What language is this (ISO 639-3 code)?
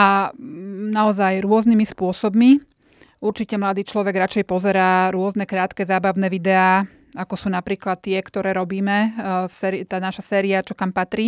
slk